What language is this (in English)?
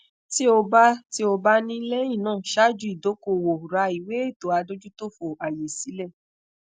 Yoruba